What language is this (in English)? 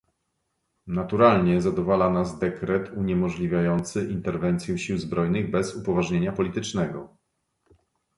Polish